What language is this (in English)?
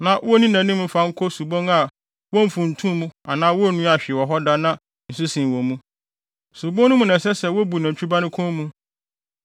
Akan